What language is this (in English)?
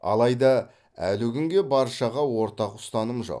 Kazakh